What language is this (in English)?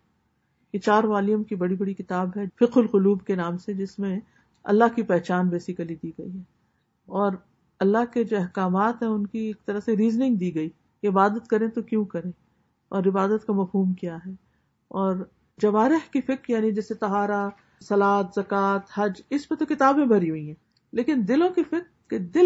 Urdu